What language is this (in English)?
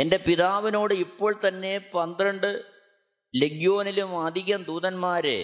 Malayalam